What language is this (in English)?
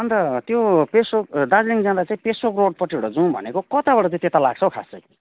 Nepali